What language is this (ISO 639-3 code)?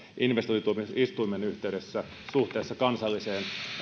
fin